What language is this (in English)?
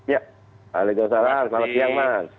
Indonesian